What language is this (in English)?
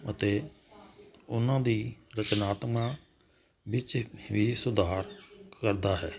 Punjabi